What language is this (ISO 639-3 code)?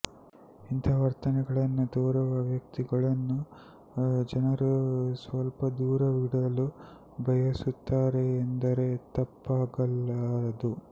kan